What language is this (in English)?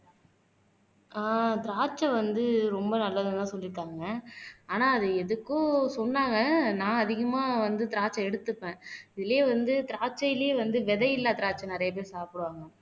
Tamil